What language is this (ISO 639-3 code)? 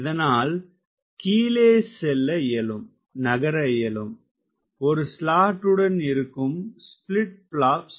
tam